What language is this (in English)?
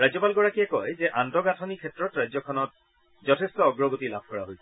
Assamese